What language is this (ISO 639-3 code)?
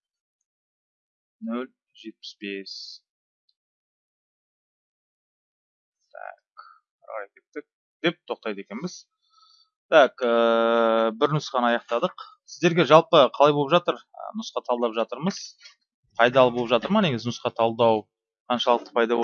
tur